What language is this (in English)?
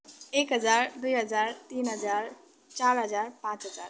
Nepali